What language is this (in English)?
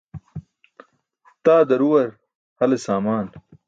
Burushaski